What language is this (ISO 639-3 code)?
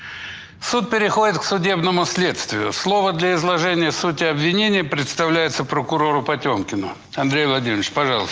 rus